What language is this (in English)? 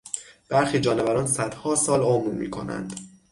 Persian